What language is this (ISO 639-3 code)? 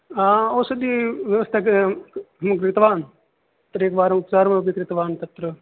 san